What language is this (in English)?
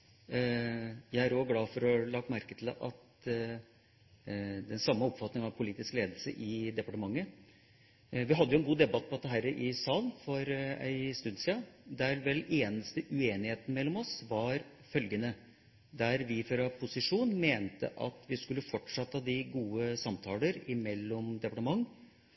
Norwegian Bokmål